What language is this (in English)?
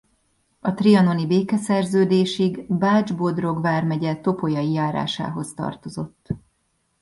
Hungarian